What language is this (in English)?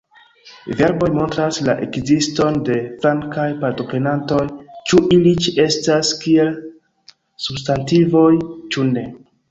Esperanto